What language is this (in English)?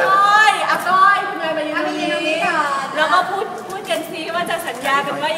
Thai